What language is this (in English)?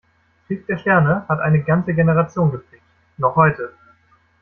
German